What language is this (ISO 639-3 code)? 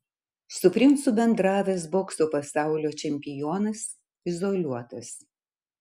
lit